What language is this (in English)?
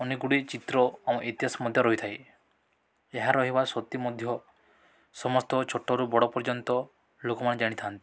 Odia